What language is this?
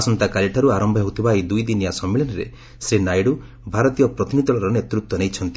Odia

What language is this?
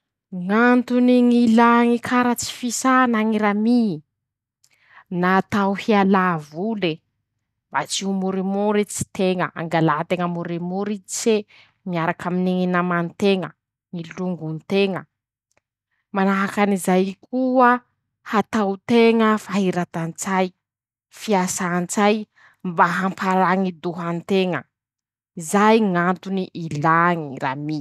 Masikoro Malagasy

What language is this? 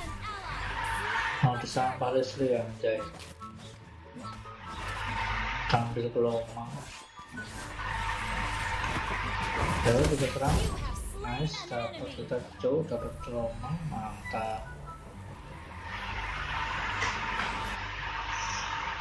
Indonesian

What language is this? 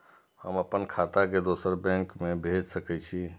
Maithili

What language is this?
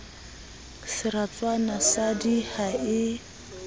Southern Sotho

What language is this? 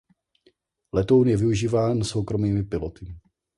Czech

